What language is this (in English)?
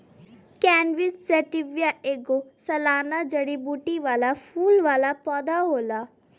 Bhojpuri